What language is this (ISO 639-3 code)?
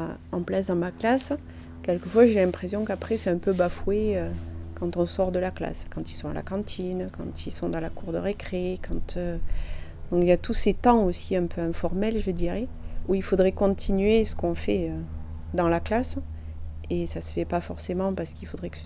fra